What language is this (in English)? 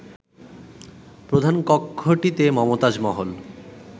Bangla